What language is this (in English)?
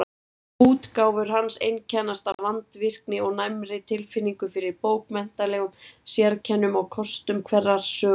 Icelandic